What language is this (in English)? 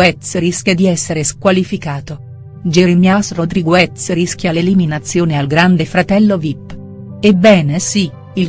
Italian